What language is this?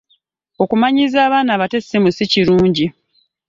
Ganda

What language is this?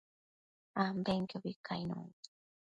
Matsés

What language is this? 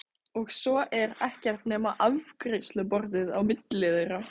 Icelandic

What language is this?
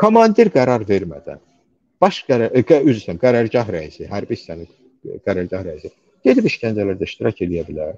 Turkish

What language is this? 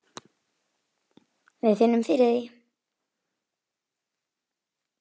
Icelandic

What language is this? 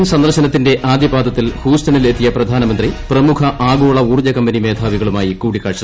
Malayalam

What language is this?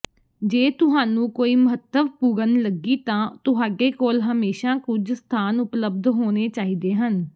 Punjabi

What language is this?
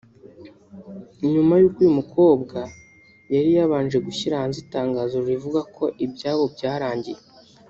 Kinyarwanda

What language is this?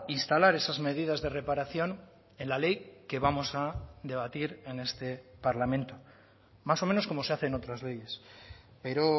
Spanish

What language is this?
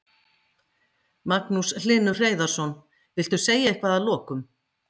Icelandic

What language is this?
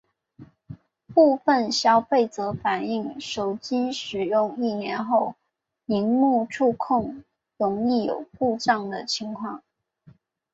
Chinese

